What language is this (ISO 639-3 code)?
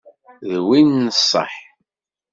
kab